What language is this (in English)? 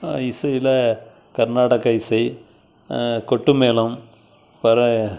Tamil